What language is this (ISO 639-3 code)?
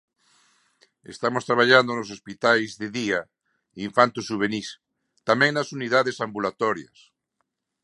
glg